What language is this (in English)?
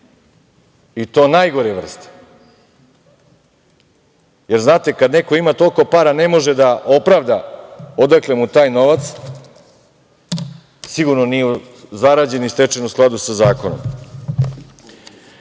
Serbian